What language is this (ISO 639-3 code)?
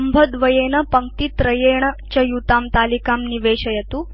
san